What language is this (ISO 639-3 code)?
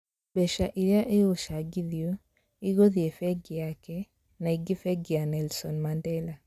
kik